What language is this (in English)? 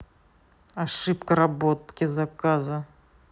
Russian